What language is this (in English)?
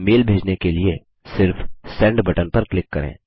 Hindi